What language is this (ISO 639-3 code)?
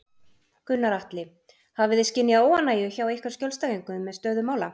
isl